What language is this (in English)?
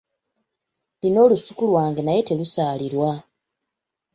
Ganda